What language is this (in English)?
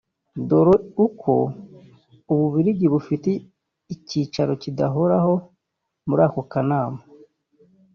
Kinyarwanda